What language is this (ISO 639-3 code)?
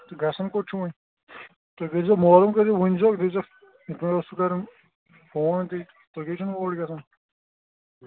kas